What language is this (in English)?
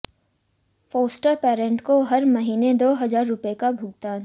Hindi